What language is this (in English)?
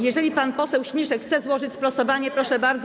Polish